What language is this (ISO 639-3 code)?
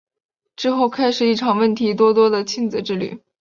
zho